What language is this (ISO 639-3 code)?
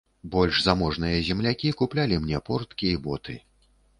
bel